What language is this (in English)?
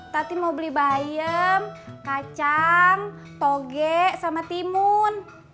Indonesian